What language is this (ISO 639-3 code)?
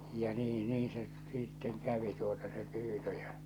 fin